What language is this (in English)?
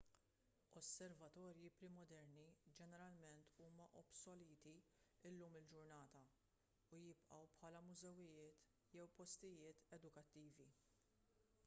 Maltese